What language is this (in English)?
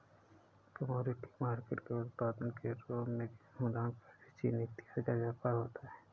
Hindi